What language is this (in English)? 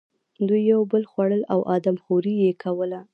Pashto